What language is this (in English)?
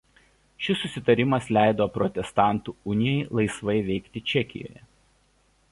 Lithuanian